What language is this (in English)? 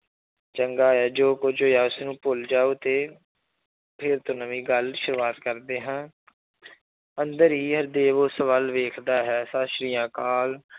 Punjabi